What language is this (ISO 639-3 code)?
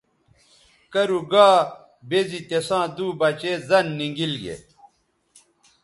btv